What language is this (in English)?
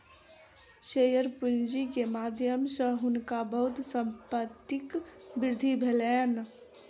Maithili